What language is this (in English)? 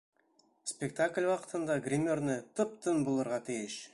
Bashkir